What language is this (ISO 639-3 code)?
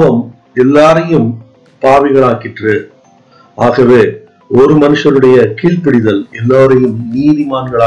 tam